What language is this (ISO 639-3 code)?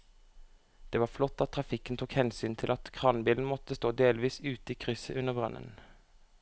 nor